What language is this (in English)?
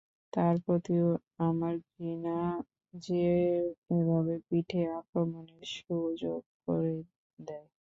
Bangla